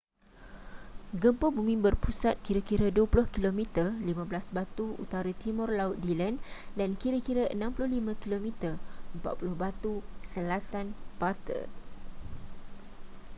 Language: Malay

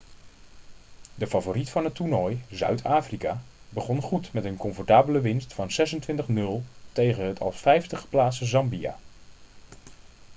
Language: Dutch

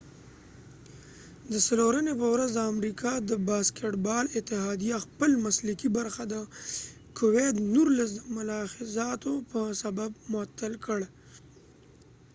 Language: Pashto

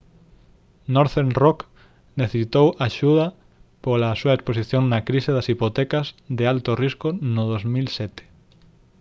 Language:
Galician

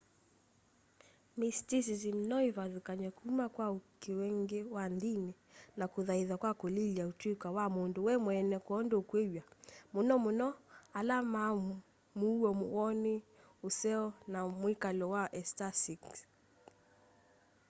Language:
Kamba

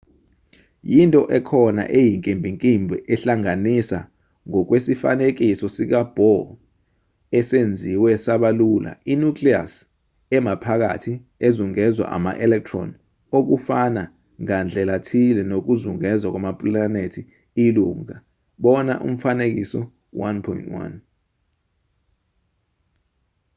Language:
Zulu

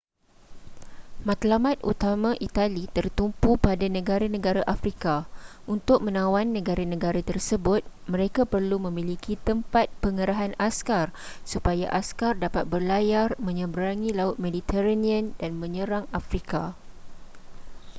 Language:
Malay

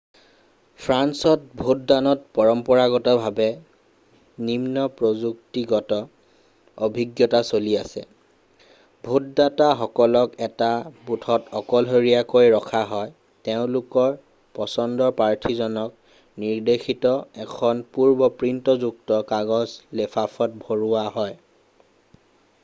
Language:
Assamese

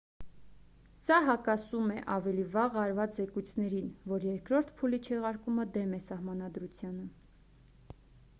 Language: Armenian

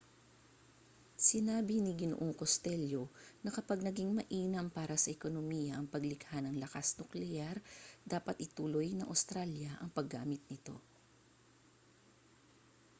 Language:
Filipino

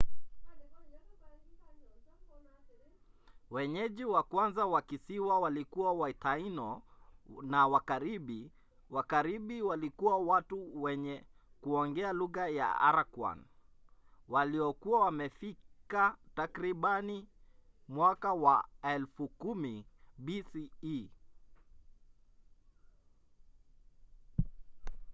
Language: Swahili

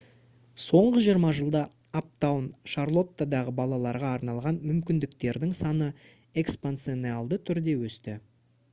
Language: Kazakh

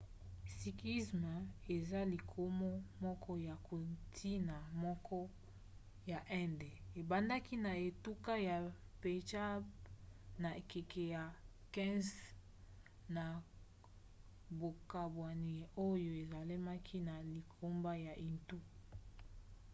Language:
Lingala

